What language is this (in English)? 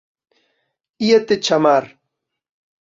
Galician